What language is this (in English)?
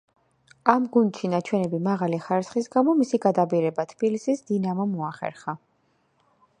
Georgian